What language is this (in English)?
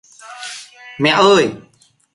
Vietnamese